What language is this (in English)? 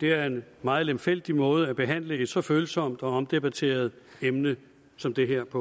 Danish